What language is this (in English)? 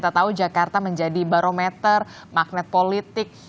Indonesian